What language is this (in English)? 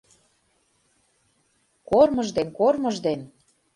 Mari